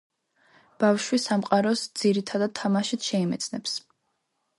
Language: Georgian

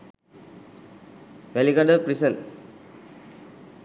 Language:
Sinhala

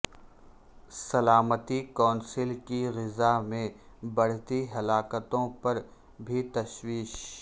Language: Urdu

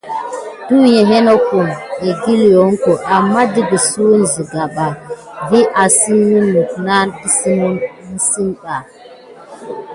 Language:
Gidar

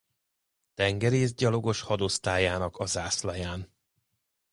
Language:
Hungarian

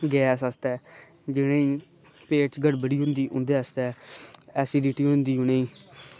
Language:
Dogri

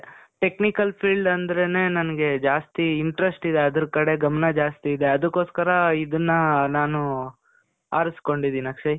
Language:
Kannada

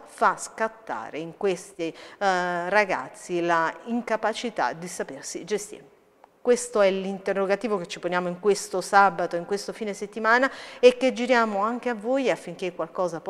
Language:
Italian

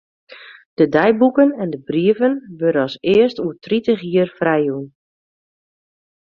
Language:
Western Frisian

